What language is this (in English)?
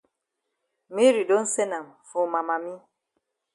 Cameroon Pidgin